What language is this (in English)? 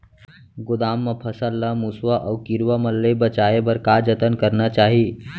Chhattisgarhi